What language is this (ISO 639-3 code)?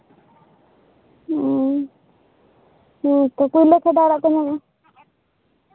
sat